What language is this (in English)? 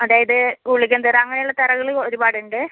Malayalam